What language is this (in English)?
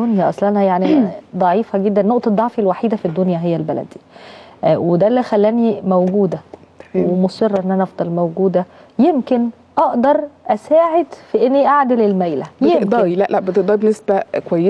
Arabic